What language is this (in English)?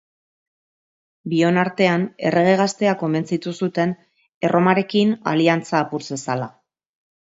Basque